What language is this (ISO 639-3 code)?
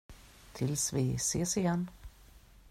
swe